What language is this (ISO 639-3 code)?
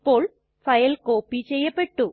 mal